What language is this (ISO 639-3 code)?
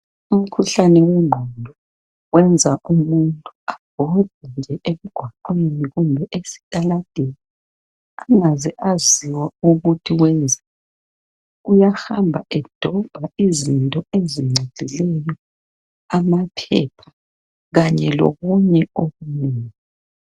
nde